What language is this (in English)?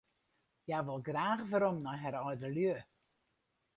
Western Frisian